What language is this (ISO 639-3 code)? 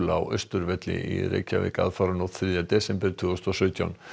isl